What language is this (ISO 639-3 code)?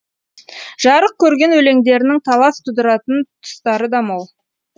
kaz